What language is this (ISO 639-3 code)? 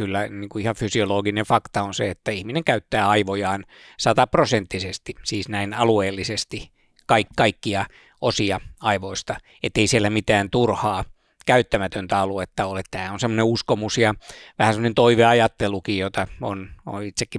fin